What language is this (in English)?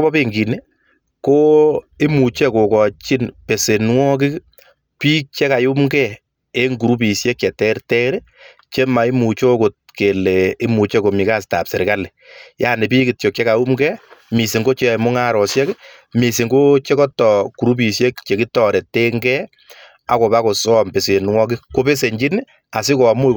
Kalenjin